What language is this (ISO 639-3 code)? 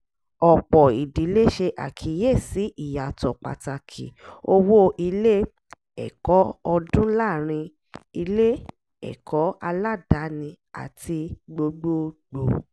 yor